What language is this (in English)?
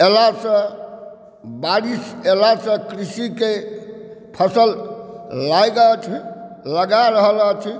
Maithili